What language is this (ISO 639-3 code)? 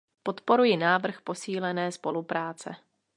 ces